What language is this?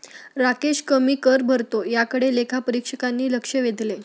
Marathi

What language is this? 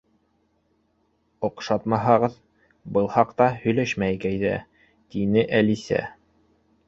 Bashkir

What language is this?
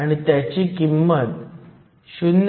Marathi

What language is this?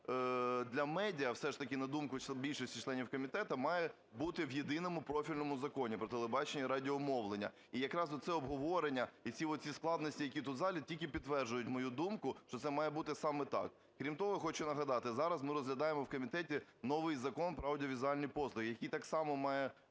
Ukrainian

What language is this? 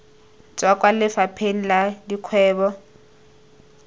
Tswana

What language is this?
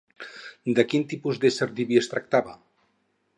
Catalan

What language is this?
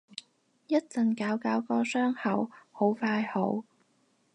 Cantonese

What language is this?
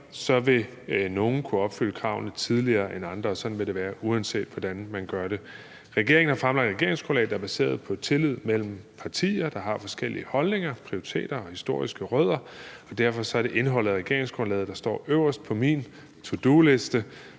Danish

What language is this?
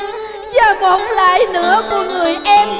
Vietnamese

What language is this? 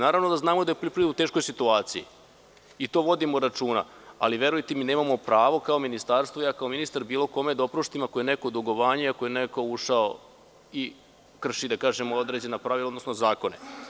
Serbian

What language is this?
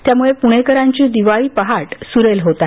Marathi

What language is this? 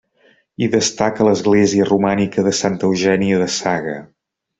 Catalan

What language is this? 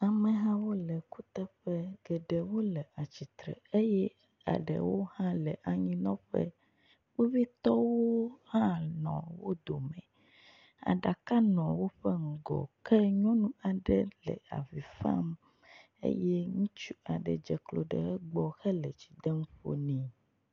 Ewe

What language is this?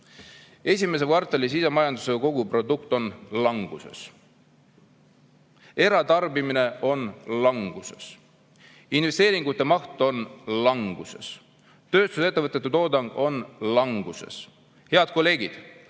Estonian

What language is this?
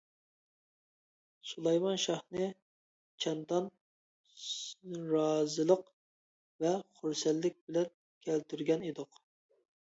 Uyghur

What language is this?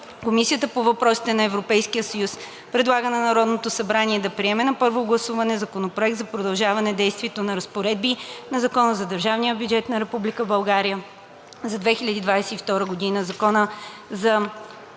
Bulgarian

